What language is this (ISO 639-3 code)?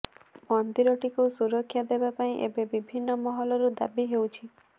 ori